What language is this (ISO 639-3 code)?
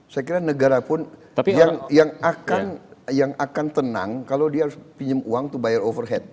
ind